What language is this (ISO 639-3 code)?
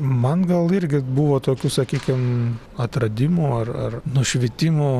lit